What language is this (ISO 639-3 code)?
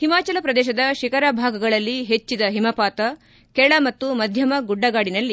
kan